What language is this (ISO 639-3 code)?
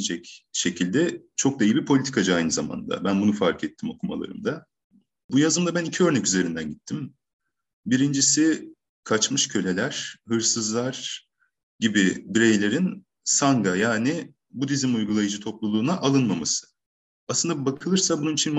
tur